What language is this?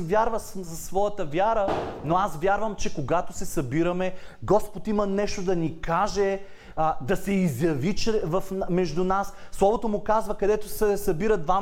Bulgarian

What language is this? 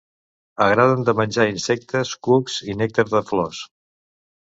Catalan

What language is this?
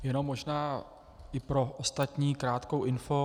Czech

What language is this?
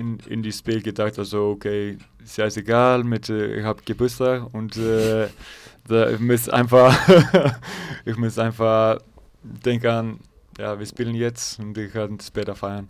German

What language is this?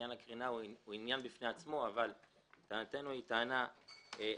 Hebrew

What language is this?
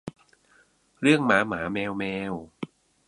Thai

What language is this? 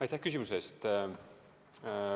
Estonian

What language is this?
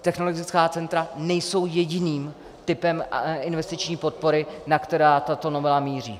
Czech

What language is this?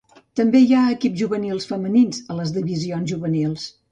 Catalan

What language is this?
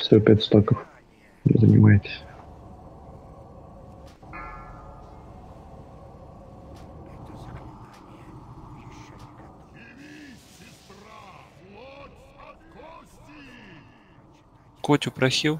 Russian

